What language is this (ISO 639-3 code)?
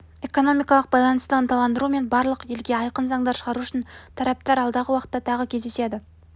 kaz